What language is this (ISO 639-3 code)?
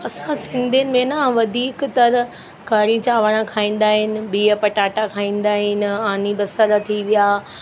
snd